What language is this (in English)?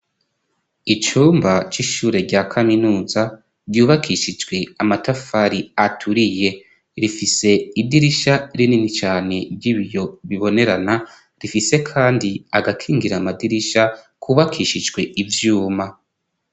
Rundi